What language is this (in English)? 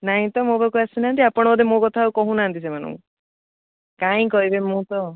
Odia